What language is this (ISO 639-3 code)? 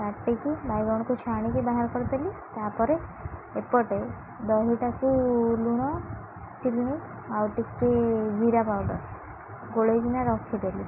ori